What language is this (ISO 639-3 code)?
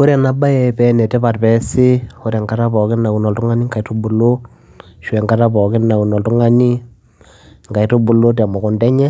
mas